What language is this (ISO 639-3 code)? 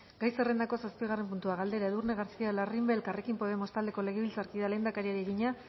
eus